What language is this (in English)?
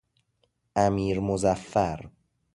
Persian